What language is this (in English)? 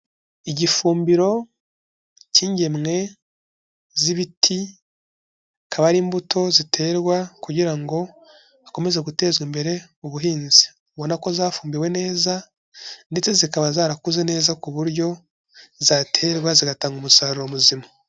Kinyarwanda